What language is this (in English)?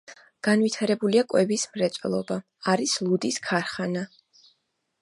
Georgian